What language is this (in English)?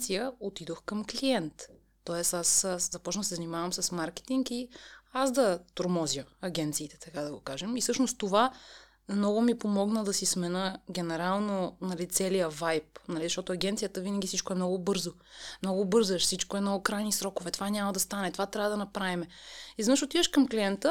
Bulgarian